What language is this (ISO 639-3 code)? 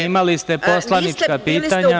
srp